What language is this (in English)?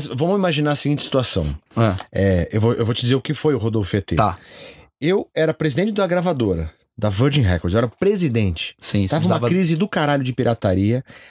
Portuguese